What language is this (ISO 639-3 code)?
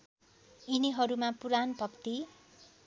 nep